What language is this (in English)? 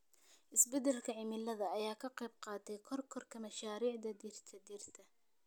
Somali